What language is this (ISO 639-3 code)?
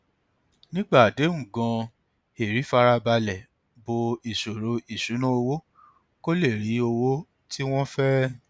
yor